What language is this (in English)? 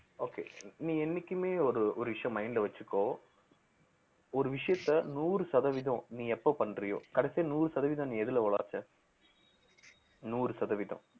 Tamil